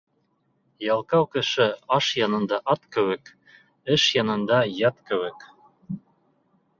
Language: Bashkir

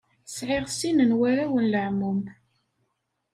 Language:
Kabyle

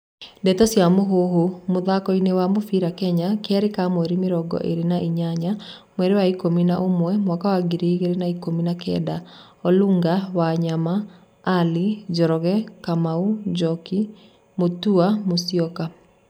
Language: Kikuyu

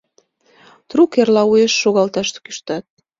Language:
Mari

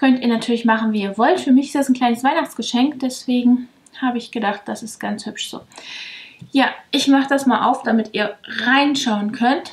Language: German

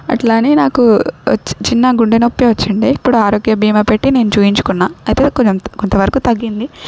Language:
Telugu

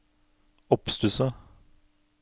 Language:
Norwegian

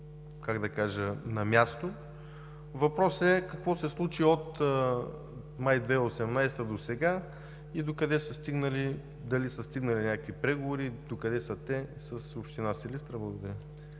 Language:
Bulgarian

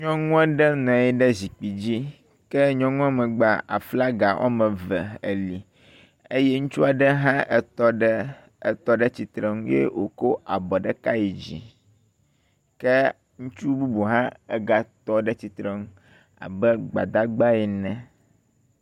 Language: Ewe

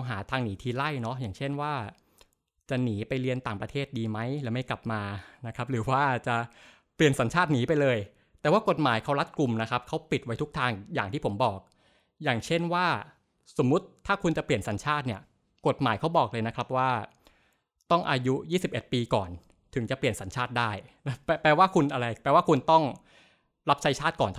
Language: Thai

